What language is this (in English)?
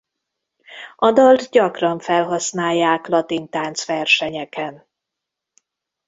Hungarian